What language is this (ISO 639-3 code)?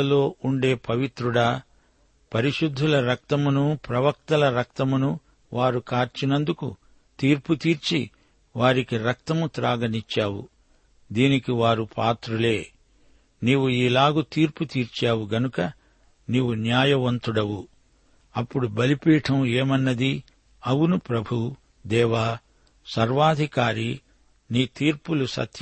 tel